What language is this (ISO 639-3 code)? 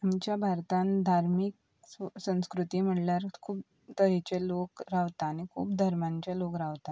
kok